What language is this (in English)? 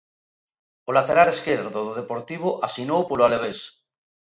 Galician